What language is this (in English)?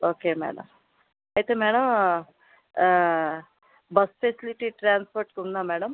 Telugu